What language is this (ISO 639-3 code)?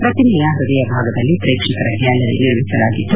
kan